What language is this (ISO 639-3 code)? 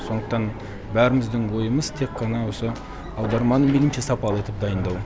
kaz